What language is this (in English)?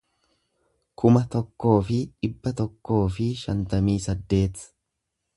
Oromo